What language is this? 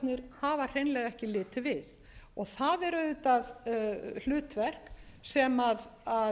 Icelandic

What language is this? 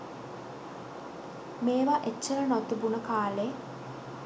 Sinhala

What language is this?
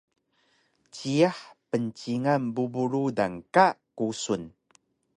Taroko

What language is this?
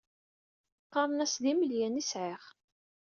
Kabyle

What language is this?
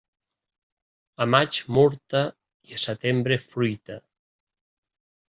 Catalan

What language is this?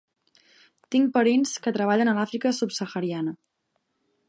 Catalan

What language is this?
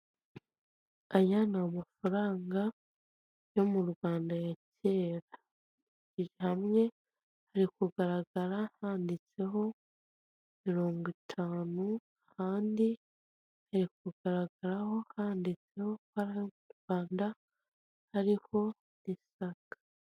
Kinyarwanda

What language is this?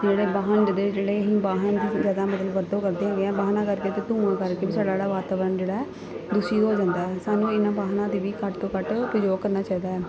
Punjabi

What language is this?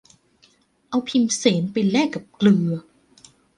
Thai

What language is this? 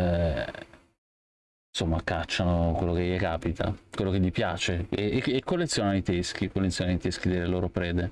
Italian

